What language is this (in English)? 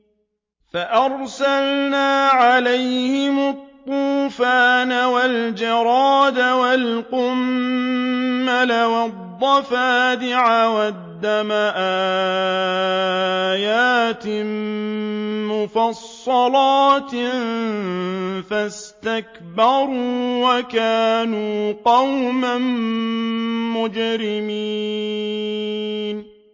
Arabic